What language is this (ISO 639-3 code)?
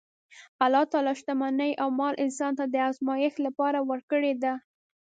pus